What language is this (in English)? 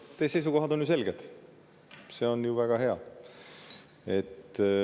Estonian